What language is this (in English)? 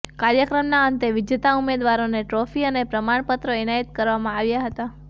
Gujarati